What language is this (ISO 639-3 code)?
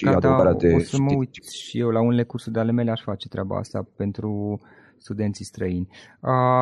ron